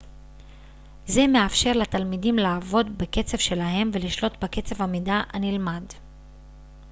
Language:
Hebrew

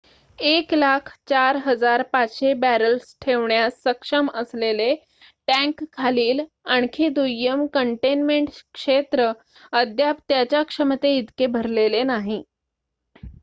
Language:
Marathi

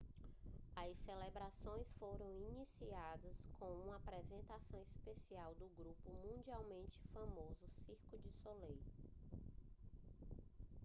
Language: Portuguese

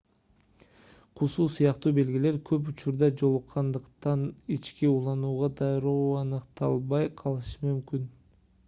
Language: Kyrgyz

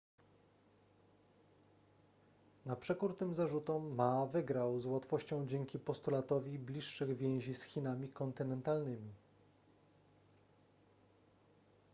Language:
Polish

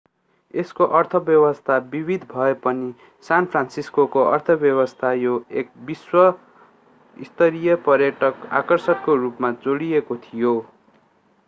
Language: Nepali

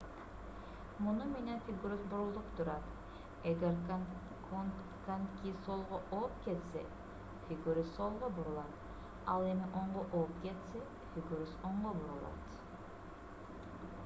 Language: Kyrgyz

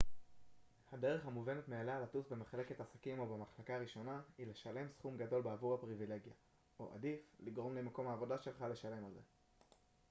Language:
Hebrew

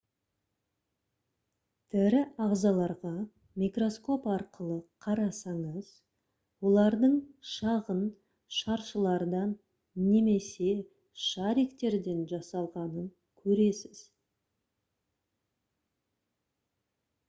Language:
Kazakh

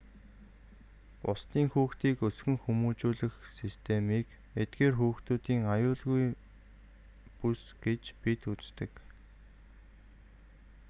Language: Mongolian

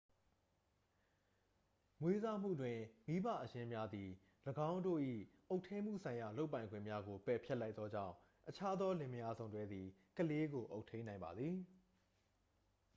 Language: Burmese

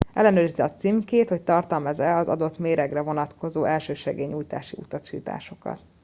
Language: Hungarian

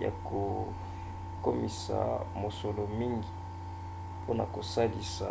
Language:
Lingala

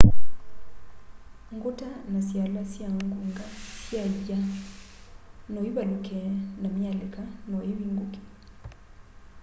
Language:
Kamba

